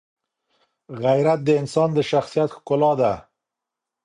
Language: Pashto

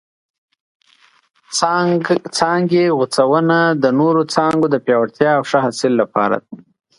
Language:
Pashto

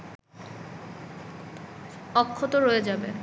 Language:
Bangla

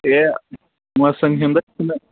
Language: Kashmiri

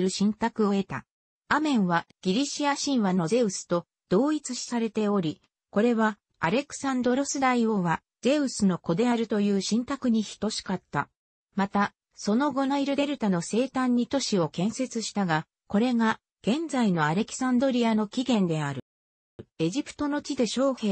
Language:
Japanese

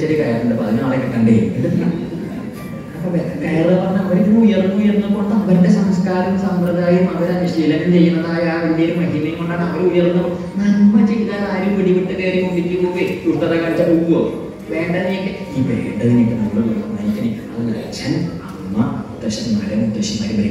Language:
Indonesian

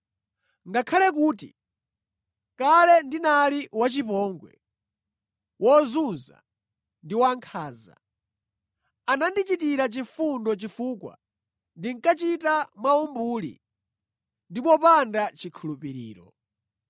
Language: Nyanja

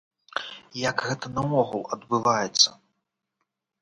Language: Belarusian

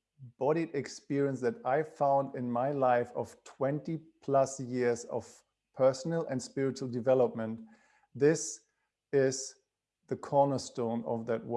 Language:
English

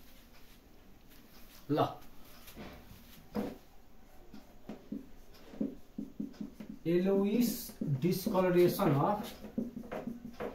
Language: Hindi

